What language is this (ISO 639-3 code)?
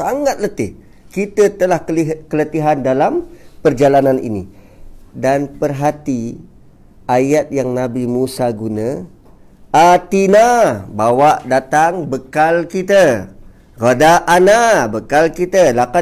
msa